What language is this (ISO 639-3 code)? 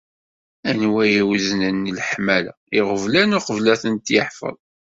kab